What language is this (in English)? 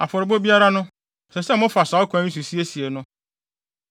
Akan